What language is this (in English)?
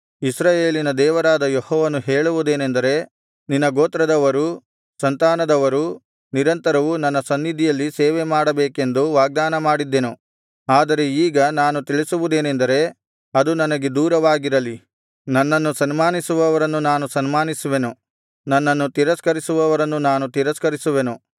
Kannada